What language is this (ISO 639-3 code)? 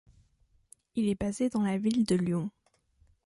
fra